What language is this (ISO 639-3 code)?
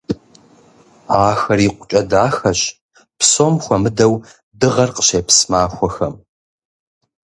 kbd